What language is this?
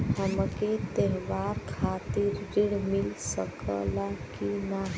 Bhojpuri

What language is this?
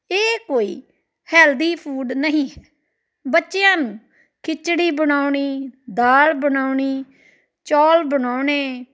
Punjabi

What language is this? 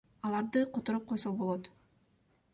Kyrgyz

